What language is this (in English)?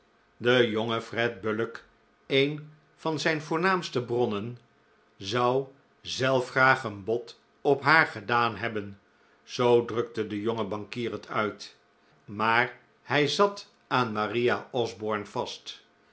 Dutch